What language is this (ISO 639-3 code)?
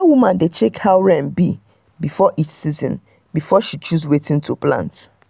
pcm